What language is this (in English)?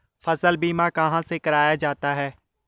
Hindi